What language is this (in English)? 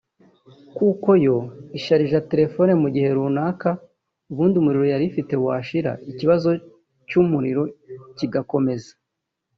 Kinyarwanda